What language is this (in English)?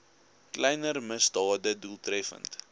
Afrikaans